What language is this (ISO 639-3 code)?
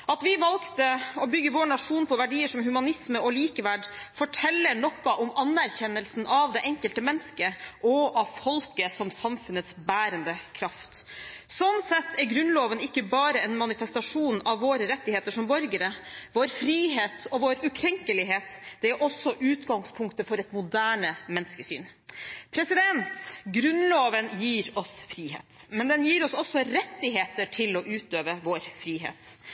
nob